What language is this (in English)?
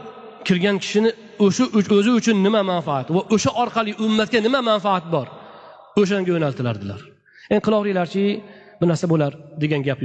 Turkish